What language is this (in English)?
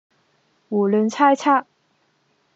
Cantonese